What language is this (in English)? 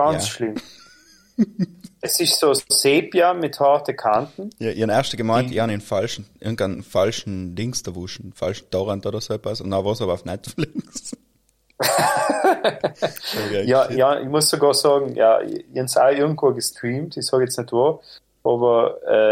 German